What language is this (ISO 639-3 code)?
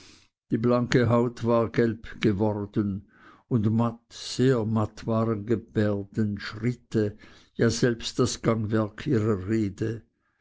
deu